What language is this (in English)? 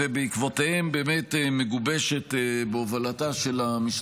Hebrew